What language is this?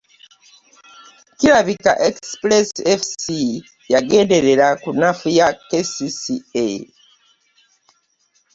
Ganda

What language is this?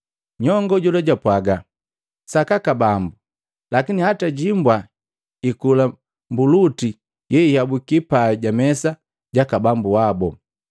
Matengo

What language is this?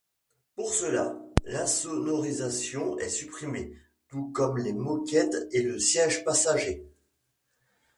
French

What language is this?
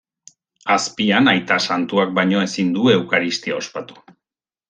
Basque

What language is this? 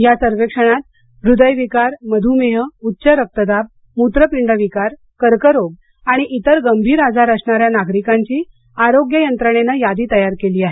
Marathi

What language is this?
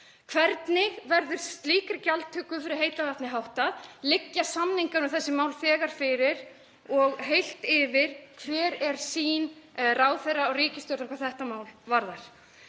Icelandic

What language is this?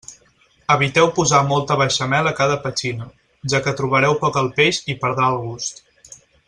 Catalan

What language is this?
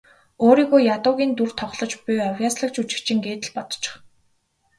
Mongolian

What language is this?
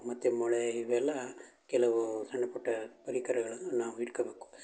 Kannada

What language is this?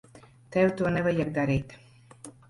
Latvian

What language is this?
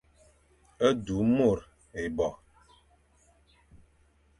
Fang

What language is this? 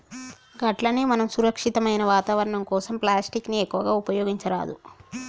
Telugu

